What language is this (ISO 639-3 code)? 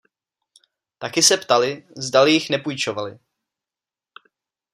ces